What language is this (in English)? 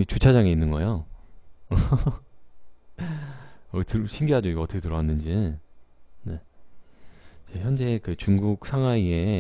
Korean